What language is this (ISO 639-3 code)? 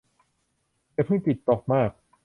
tha